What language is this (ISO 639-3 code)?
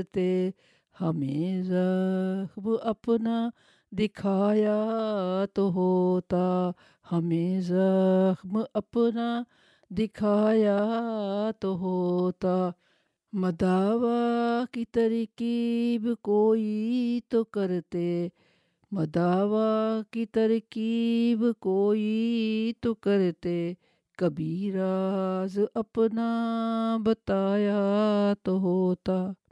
urd